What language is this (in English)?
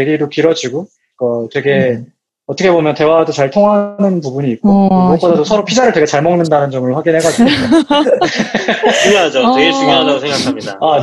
Korean